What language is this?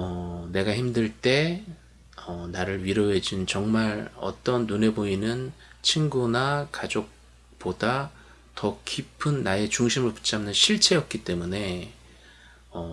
Korean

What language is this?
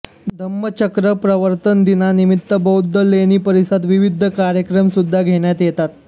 Marathi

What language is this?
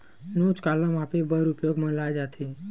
Chhattisgarhi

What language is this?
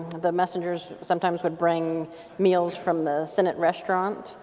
English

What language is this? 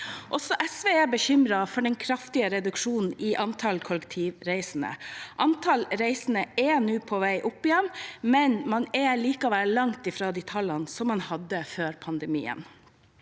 Norwegian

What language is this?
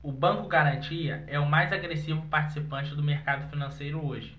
Portuguese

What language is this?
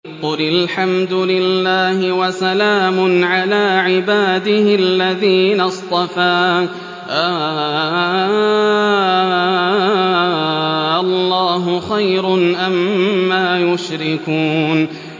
Arabic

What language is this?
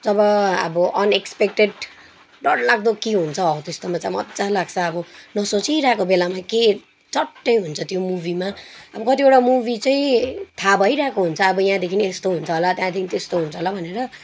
Nepali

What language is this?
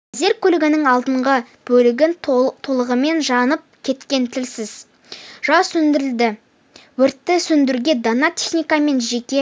Kazakh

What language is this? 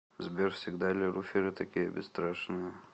Russian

